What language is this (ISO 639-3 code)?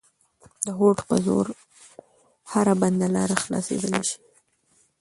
pus